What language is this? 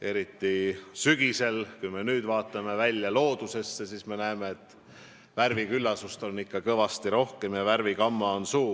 Estonian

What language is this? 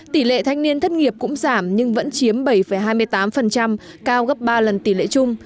Vietnamese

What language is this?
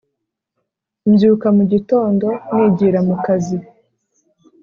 Kinyarwanda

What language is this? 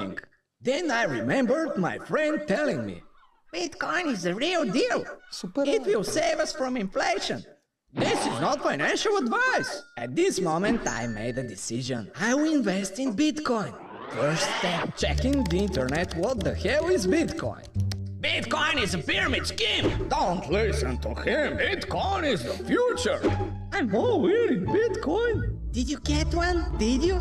Bulgarian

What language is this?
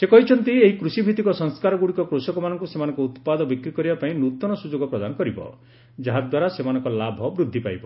Odia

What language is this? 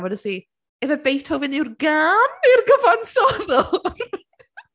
Welsh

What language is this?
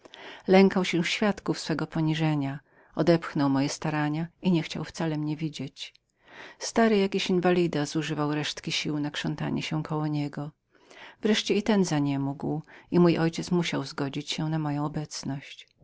Polish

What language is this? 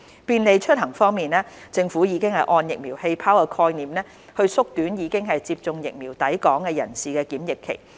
Cantonese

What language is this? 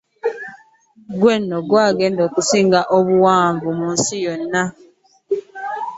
Ganda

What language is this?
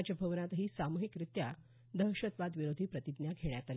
Marathi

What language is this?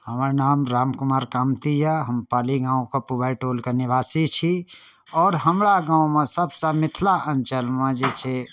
Maithili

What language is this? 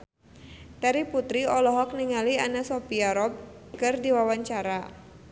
Sundanese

